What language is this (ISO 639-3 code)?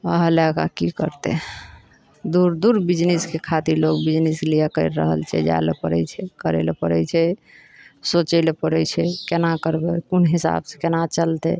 mai